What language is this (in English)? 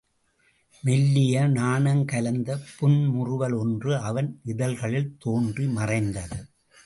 Tamil